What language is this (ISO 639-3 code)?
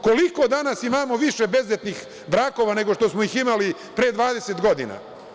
srp